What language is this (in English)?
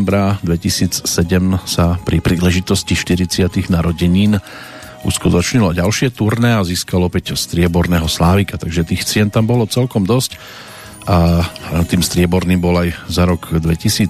Slovak